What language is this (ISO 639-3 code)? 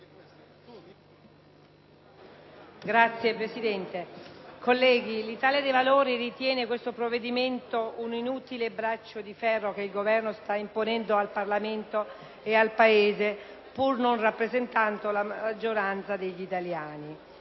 ita